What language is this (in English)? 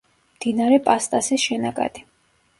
Georgian